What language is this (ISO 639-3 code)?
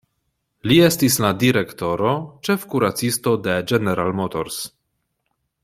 epo